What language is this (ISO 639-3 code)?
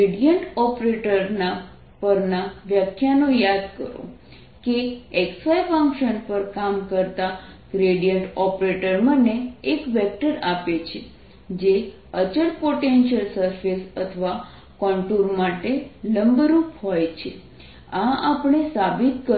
guj